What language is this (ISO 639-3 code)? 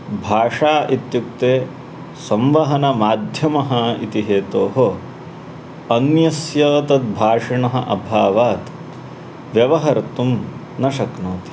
san